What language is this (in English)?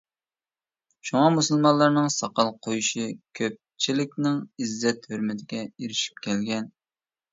Uyghur